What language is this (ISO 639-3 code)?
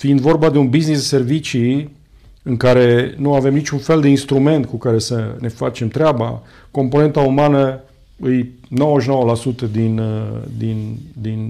ron